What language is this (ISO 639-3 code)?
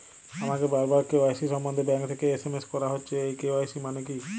ben